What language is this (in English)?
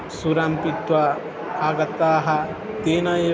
Sanskrit